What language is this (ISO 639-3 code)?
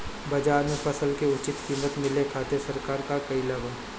bho